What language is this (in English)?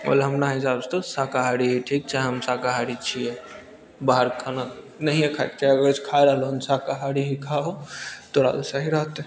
Maithili